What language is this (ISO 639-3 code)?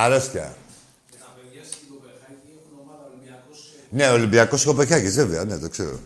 ell